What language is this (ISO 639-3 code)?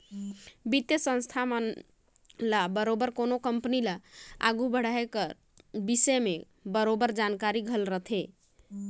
hne